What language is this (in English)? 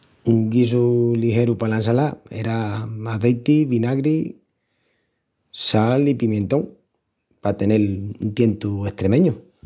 Extremaduran